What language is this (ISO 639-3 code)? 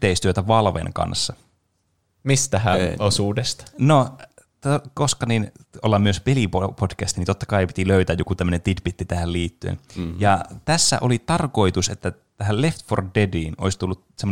fin